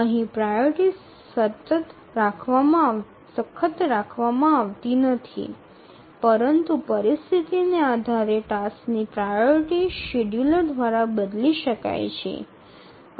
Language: Gujarati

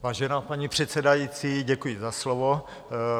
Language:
Czech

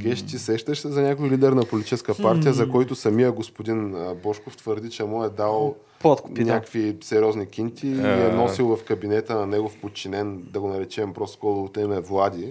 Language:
Bulgarian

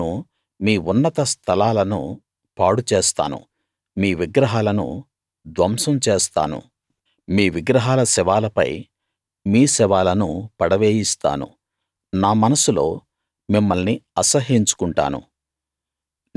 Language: Telugu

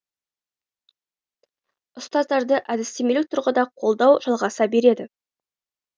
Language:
Kazakh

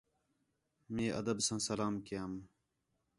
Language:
Khetrani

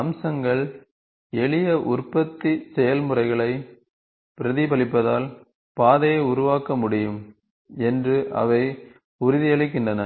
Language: Tamil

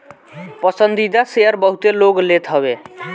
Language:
Bhojpuri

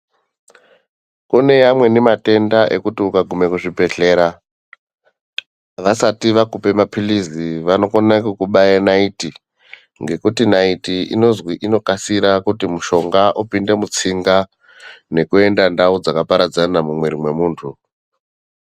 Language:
Ndau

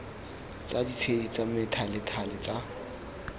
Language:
Tswana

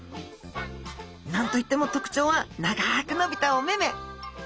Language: Japanese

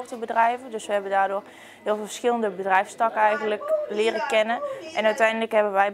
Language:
Dutch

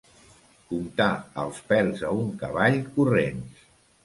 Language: Catalan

